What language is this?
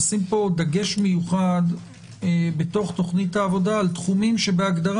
Hebrew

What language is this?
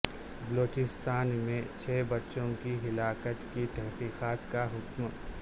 Urdu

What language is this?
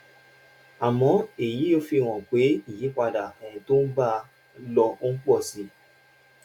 Yoruba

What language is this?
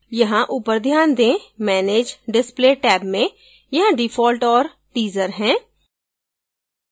Hindi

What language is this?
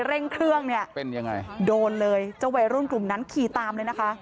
Thai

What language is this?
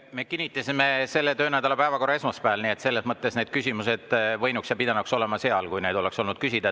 Estonian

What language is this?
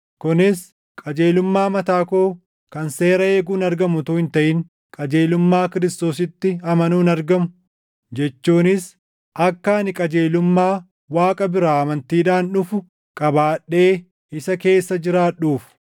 Oromo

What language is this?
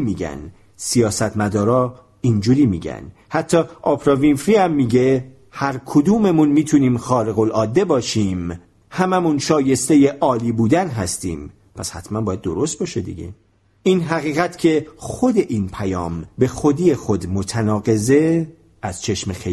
Persian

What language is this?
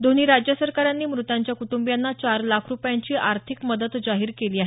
Marathi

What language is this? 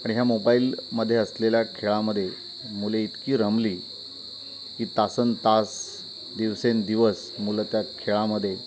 Marathi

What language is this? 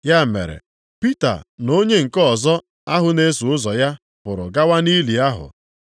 Igbo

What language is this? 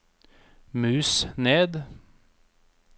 Norwegian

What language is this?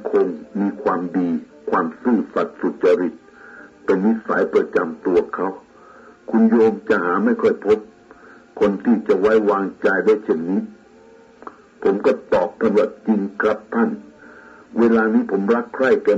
Thai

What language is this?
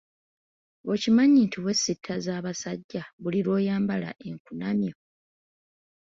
Ganda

